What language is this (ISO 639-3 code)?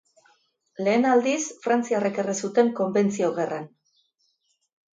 eus